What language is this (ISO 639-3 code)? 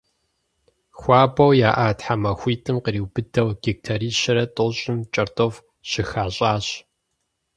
kbd